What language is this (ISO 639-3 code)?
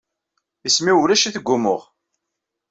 kab